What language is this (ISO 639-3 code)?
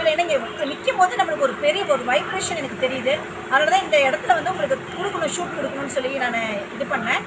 tam